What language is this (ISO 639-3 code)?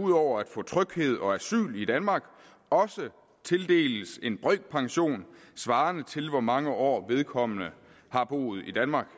dan